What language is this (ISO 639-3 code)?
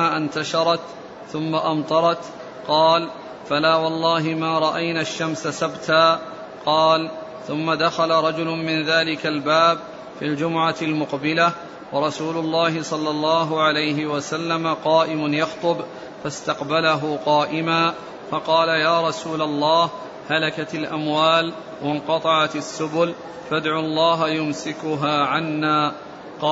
ara